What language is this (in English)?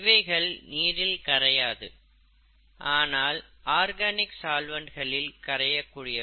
Tamil